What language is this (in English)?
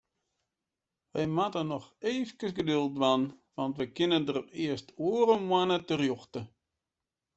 Western Frisian